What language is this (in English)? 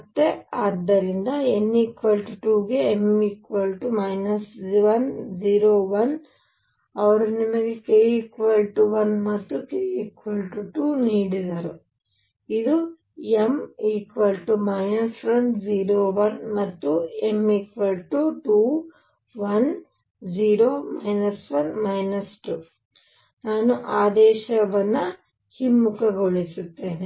Kannada